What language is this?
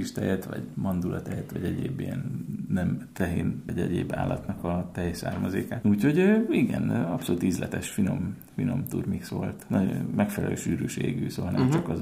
Hungarian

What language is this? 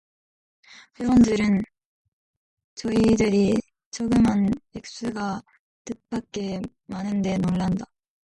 Korean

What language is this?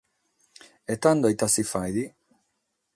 Sardinian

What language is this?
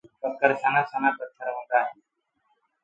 Gurgula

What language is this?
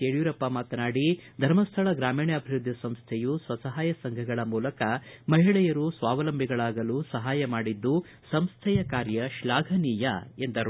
Kannada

